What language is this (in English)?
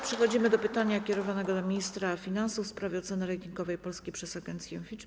Polish